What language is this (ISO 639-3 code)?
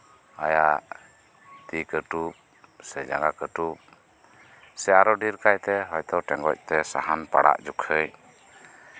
sat